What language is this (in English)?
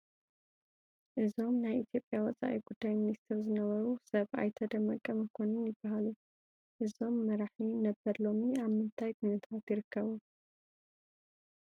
Tigrinya